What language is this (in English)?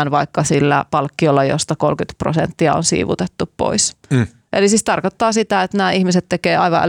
Finnish